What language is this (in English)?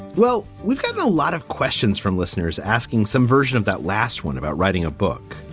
English